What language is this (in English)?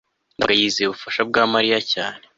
Kinyarwanda